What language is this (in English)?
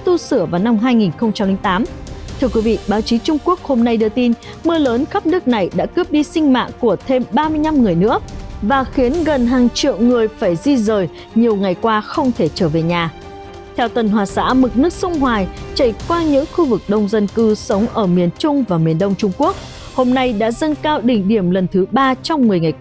Vietnamese